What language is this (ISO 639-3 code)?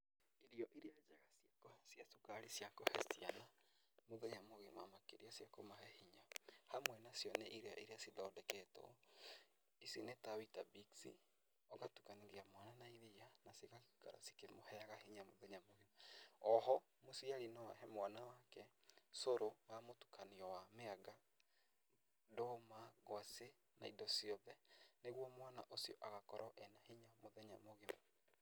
kik